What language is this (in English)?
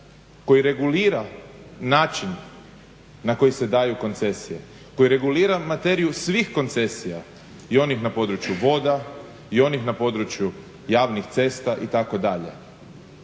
Croatian